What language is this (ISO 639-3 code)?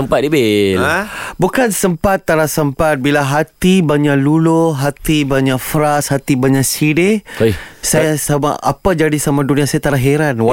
msa